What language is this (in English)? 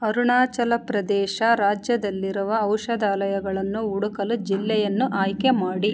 Kannada